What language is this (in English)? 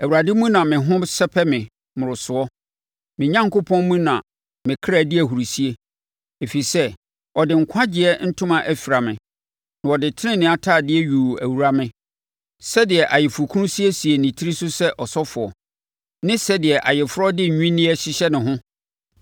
Akan